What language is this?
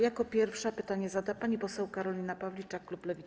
Polish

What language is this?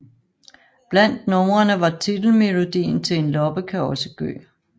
Danish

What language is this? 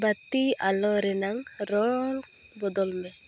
Santali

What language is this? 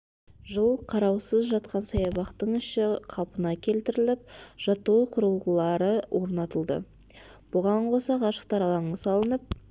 Kazakh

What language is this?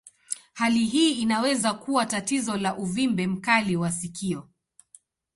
Swahili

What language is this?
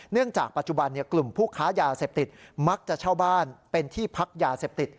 Thai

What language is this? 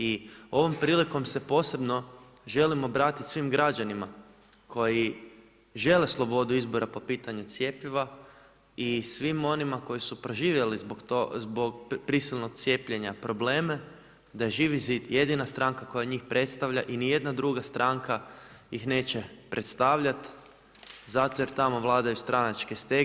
Croatian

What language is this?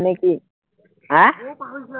Assamese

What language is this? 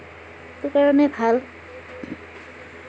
Assamese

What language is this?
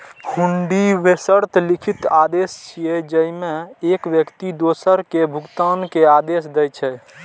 Maithili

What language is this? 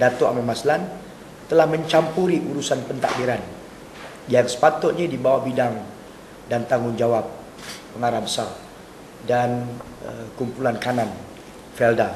Malay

